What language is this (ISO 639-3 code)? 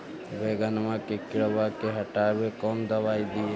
mag